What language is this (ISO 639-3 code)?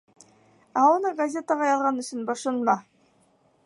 bak